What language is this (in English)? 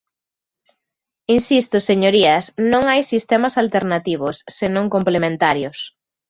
Galician